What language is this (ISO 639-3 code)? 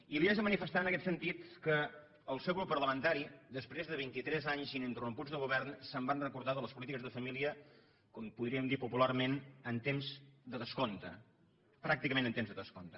cat